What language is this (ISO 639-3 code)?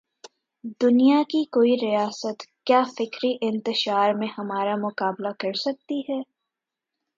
urd